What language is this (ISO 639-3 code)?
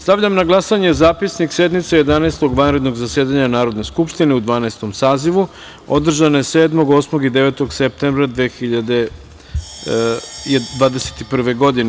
srp